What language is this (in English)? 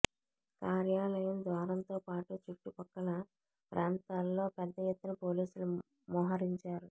Telugu